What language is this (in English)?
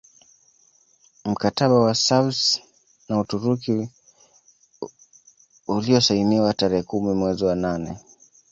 Swahili